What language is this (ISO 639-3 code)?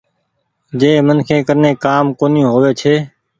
gig